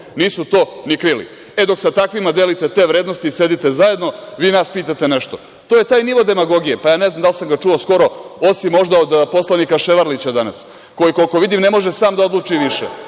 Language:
Serbian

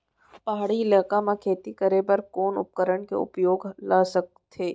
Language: Chhattisgarhi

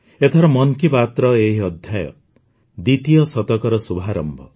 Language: Odia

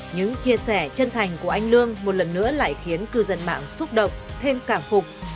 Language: Vietnamese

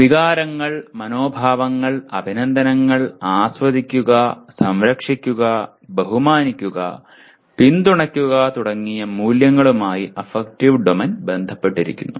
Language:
Malayalam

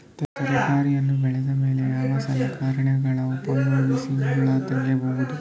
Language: Kannada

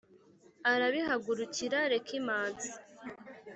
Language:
Kinyarwanda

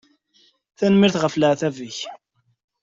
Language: Kabyle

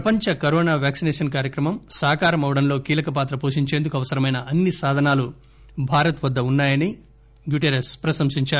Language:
Telugu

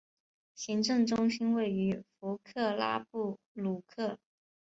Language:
Chinese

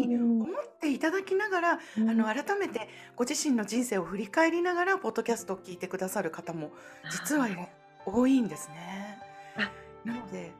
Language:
Japanese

